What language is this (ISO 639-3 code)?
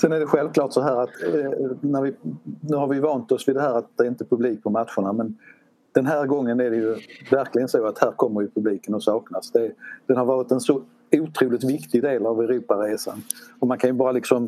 swe